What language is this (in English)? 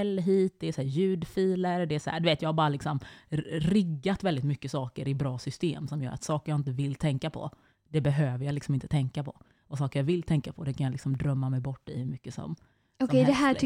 Swedish